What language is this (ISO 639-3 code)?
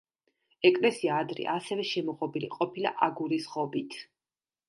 kat